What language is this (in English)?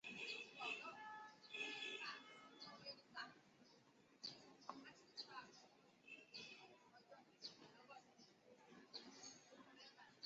Chinese